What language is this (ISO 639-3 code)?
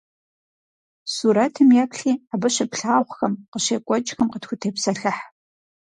kbd